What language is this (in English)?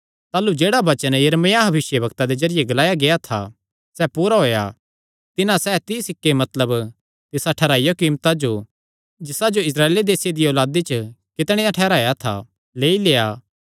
Kangri